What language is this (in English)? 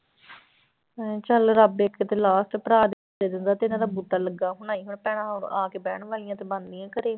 Punjabi